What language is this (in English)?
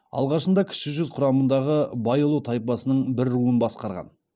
Kazakh